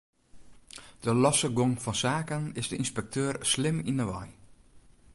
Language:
Western Frisian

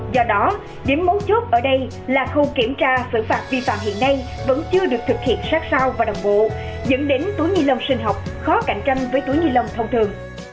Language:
Vietnamese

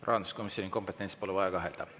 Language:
Estonian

